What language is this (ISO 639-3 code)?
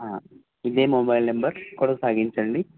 tel